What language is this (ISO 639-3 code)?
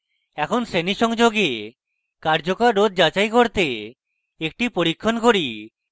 ben